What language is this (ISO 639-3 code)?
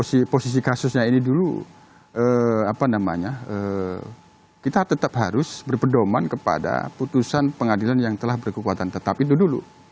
ind